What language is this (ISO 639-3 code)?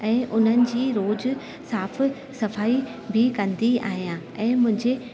snd